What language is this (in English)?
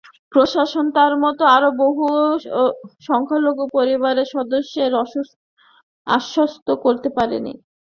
Bangla